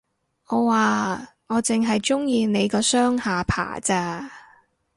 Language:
Cantonese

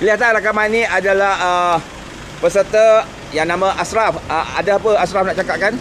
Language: Malay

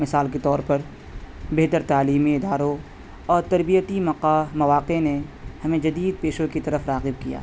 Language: Urdu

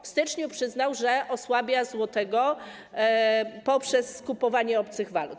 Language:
Polish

